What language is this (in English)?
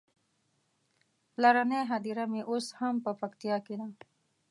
Pashto